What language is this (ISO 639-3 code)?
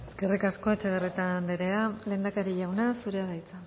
eus